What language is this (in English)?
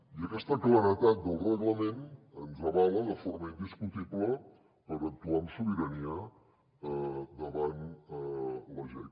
Catalan